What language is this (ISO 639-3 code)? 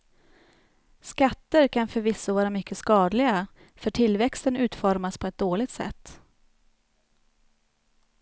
swe